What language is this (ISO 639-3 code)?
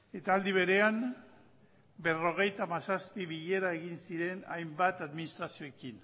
eus